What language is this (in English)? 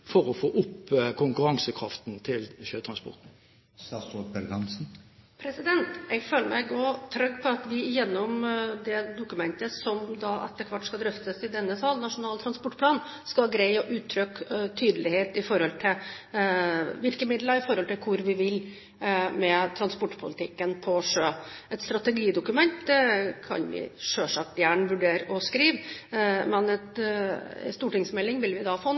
Norwegian Bokmål